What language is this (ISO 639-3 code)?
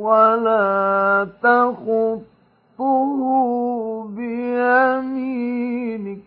ara